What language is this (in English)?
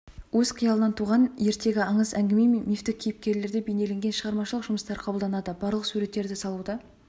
Kazakh